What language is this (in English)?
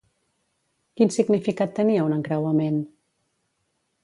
Catalan